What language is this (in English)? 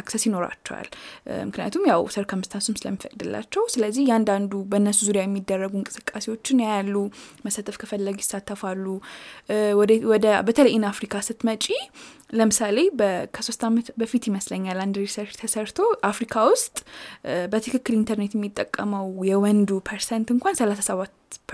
Amharic